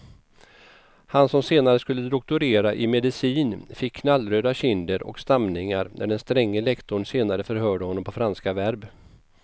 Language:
Swedish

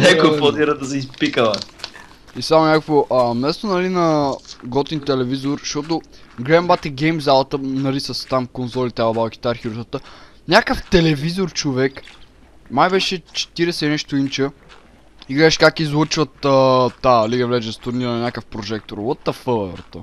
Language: Bulgarian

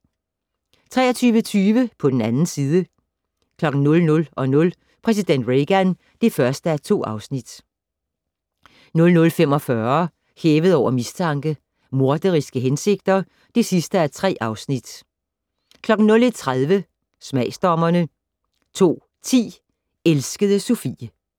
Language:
Danish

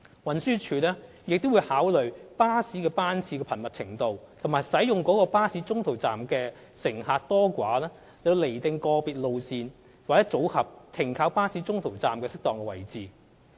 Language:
Cantonese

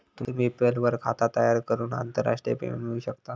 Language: Marathi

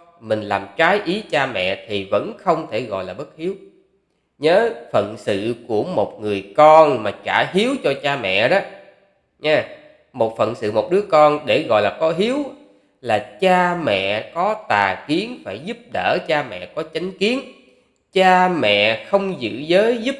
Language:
Vietnamese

